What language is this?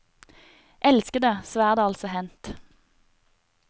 Norwegian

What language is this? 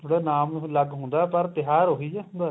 Punjabi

